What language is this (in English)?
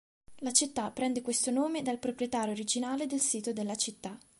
Italian